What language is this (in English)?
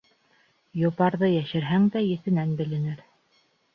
Bashkir